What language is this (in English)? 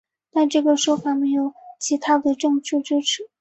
Chinese